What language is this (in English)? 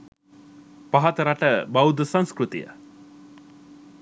Sinhala